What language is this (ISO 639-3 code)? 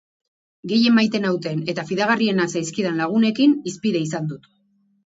eus